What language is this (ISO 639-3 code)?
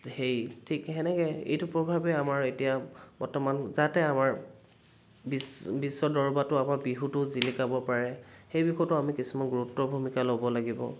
asm